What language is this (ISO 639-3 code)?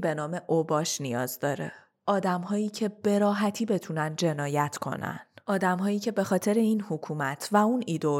fas